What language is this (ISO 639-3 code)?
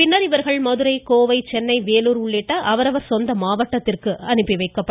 tam